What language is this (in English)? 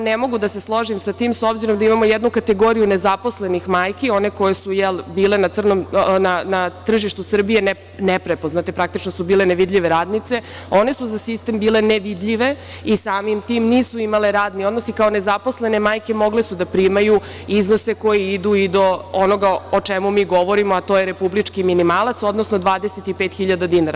Serbian